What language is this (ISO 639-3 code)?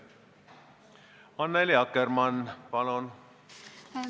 est